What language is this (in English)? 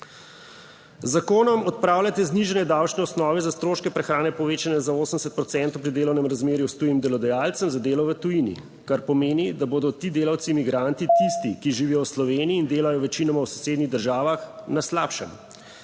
Slovenian